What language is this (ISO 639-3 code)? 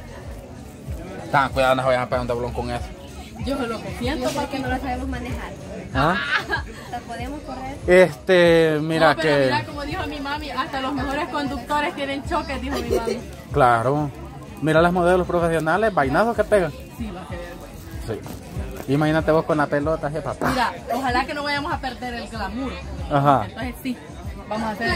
spa